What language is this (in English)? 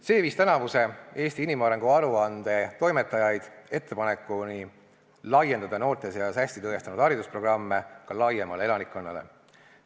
Estonian